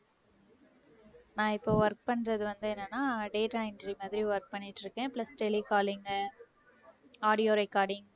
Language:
Tamil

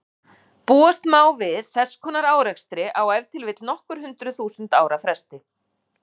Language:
Icelandic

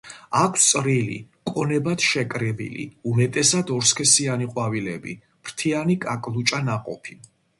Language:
Georgian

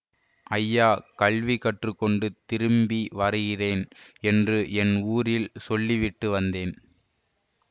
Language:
Tamil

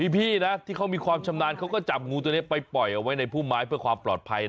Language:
Thai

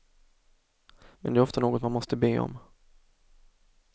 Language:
Swedish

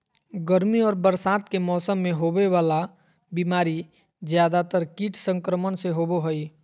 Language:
Magahi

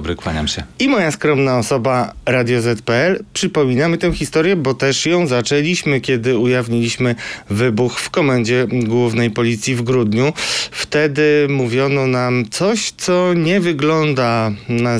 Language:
Polish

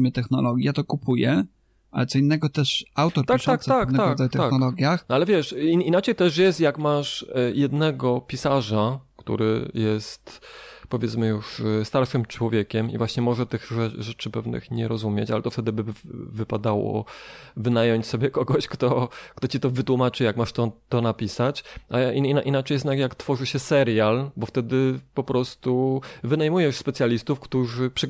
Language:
Polish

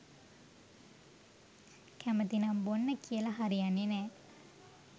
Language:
Sinhala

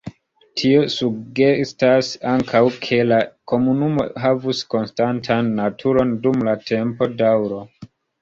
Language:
Esperanto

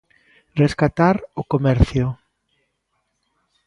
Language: Galician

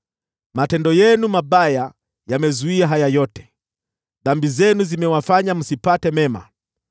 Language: Swahili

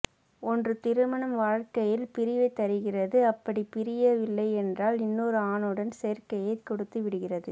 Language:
Tamil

